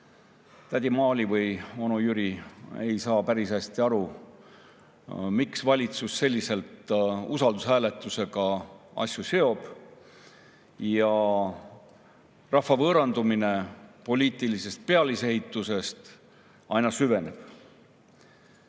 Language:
Estonian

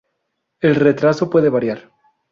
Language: Spanish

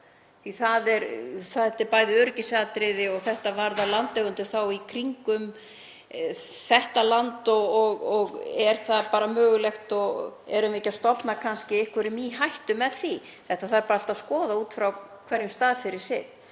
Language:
Icelandic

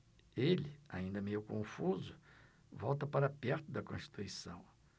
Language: Portuguese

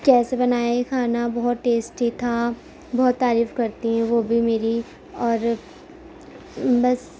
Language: Urdu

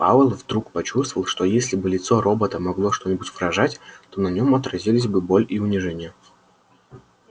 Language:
Russian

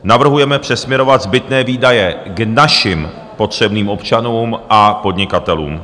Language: Czech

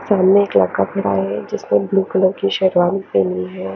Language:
Hindi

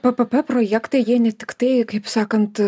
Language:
Lithuanian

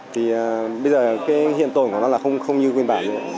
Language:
Vietnamese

